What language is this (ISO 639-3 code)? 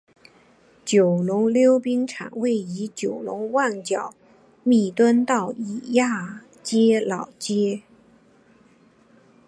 zho